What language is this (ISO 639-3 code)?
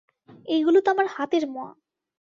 ben